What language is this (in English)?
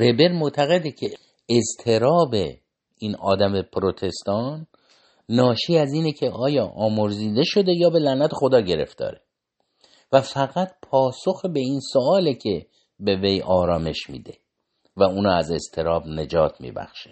Persian